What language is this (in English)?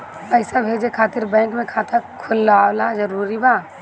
Bhojpuri